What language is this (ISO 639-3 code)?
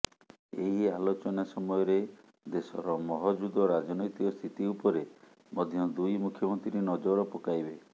ori